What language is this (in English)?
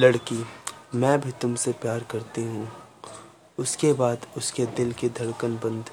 Hindi